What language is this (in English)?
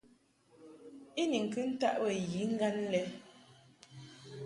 Mungaka